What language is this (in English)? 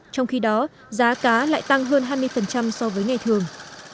Vietnamese